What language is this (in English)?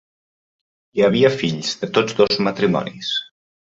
Catalan